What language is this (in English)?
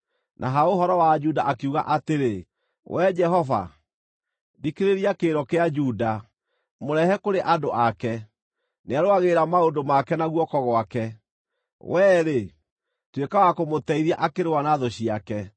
Kikuyu